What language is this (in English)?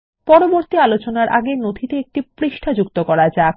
Bangla